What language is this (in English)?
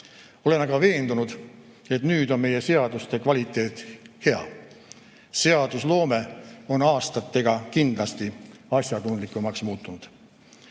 Estonian